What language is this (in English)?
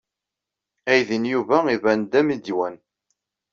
Kabyle